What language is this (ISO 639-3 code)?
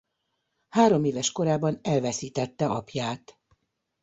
hun